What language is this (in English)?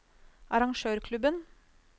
Norwegian